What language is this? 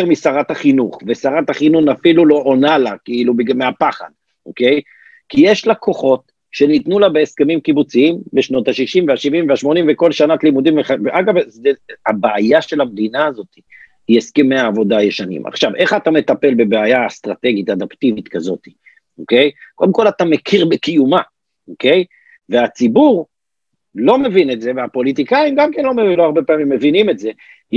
Hebrew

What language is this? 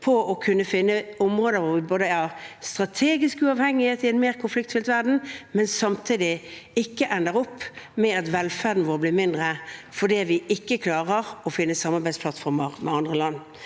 Norwegian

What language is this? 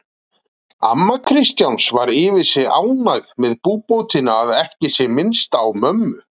Icelandic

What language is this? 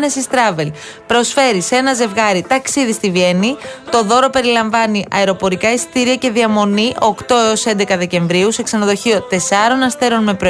Greek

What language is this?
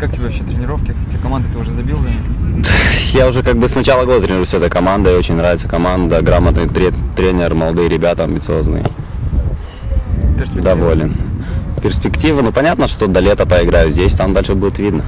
Russian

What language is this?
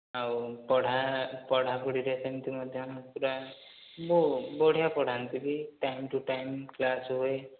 Odia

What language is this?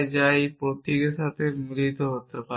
Bangla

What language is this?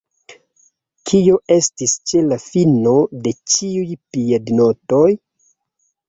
Esperanto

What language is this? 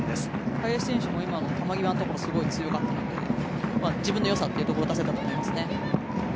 Japanese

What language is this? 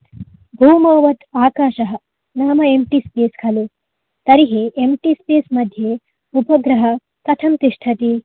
Sanskrit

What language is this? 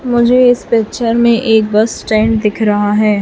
Hindi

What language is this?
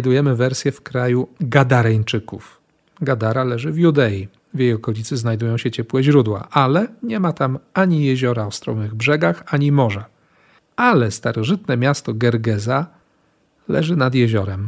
Polish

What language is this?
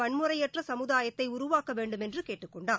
Tamil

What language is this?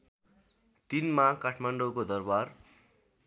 Nepali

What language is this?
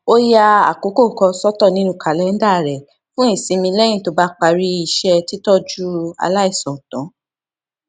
Yoruba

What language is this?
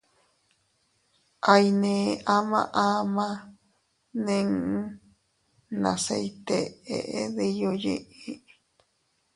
Teutila Cuicatec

